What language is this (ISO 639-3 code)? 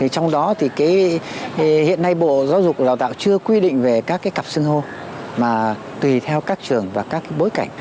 vie